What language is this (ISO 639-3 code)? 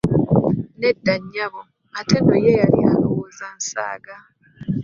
lug